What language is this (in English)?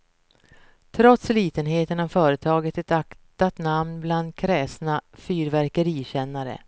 Swedish